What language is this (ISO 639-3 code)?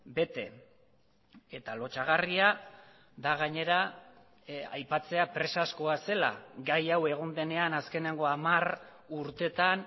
eus